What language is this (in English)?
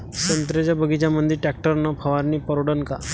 Marathi